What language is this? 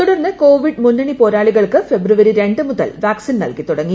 Malayalam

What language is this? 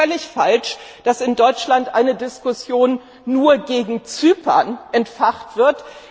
German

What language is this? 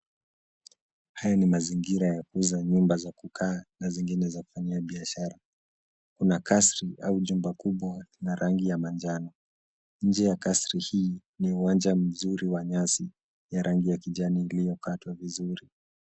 Swahili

